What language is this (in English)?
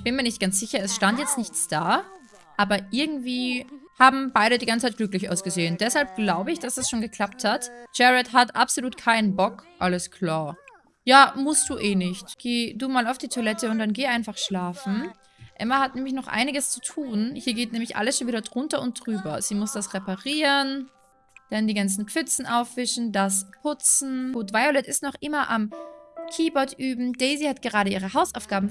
German